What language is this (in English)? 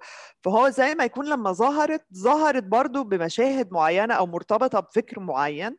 Arabic